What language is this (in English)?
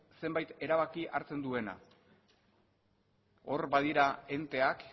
Basque